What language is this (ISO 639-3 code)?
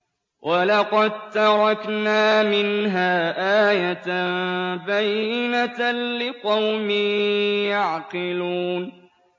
ara